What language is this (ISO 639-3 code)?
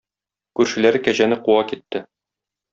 tat